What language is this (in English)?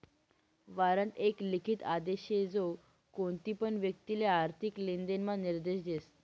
Marathi